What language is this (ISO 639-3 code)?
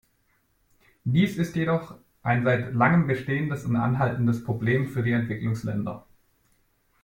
deu